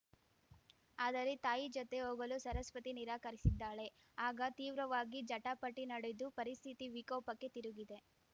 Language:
Kannada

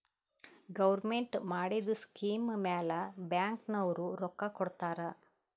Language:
Kannada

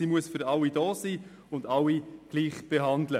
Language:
Swiss German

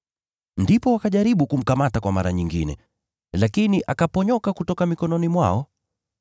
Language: Swahili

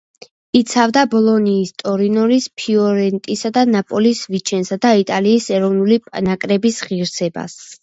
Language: Georgian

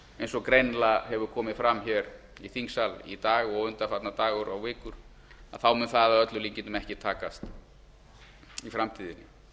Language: Icelandic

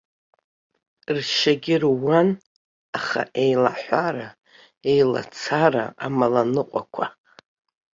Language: Abkhazian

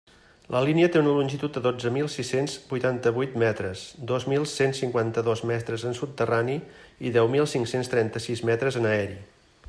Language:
Catalan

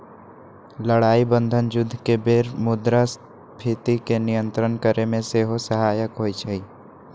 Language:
Magahi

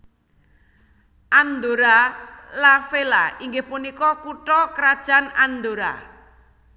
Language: Javanese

